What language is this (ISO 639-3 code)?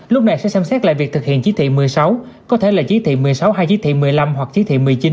vie